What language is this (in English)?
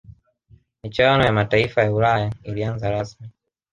Swahili